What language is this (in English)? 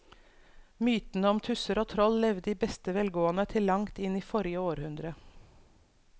Norwegian